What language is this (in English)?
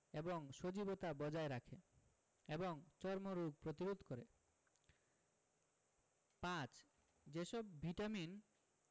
Bangla